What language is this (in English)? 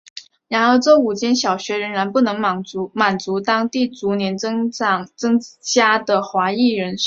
Chinese